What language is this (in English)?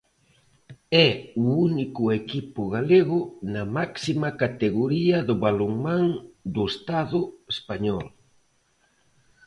Galician